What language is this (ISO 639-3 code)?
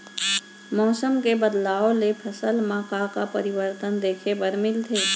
hne